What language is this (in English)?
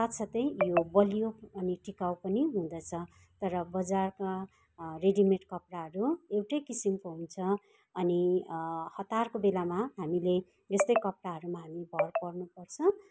Nepali